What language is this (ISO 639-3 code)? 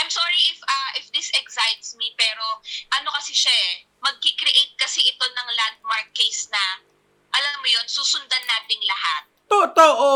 fil